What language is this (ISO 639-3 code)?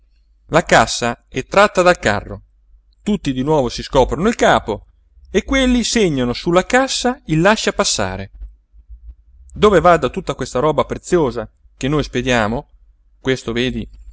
ita